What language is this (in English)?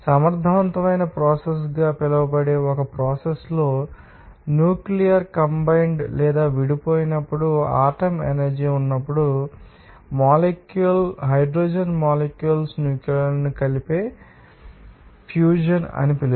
Telugu